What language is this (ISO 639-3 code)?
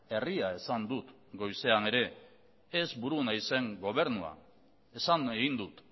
eus